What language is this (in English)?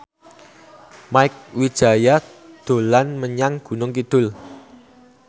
Javanese